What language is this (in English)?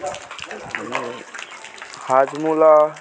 Nepali